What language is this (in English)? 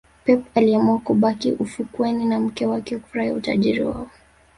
Swahili